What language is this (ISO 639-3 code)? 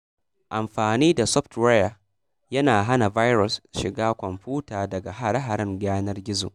hau